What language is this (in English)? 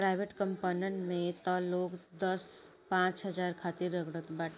Bhojpuri